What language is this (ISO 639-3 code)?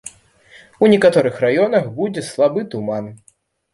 bel